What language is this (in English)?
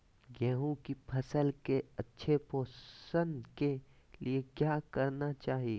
Magahi